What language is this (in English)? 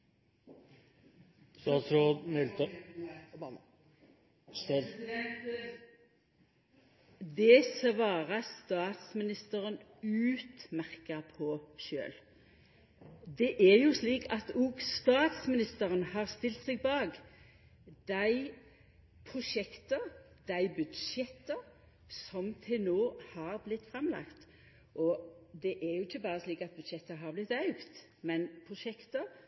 Norwegian Nynorsk